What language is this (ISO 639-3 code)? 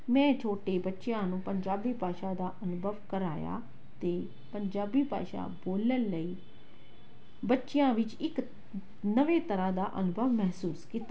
pan